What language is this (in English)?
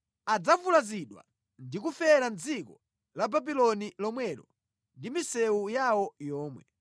Nyanja